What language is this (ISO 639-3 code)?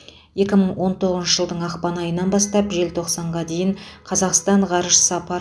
kaz